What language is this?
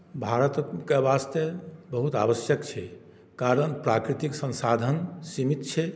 Maithili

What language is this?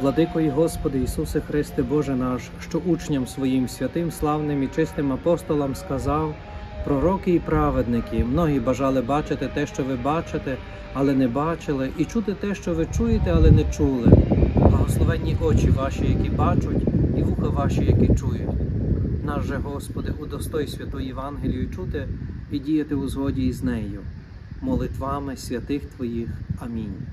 Ukrainian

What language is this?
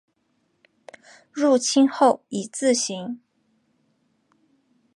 Chinese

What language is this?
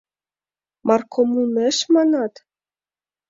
Mari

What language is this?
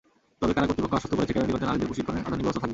Bangla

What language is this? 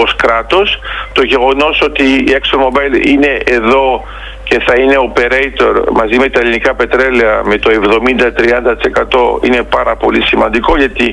Greek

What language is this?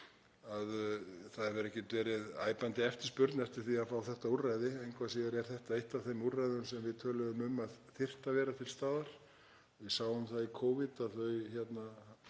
Icelandic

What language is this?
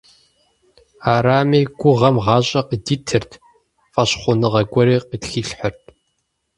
Kabardian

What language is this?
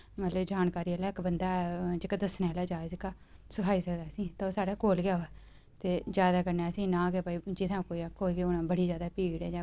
Dogri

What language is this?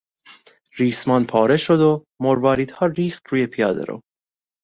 Persian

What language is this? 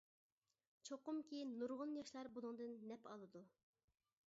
Uyghur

